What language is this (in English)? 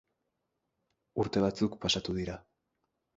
Basque